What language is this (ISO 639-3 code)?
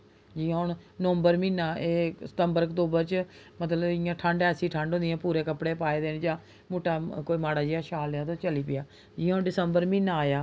doi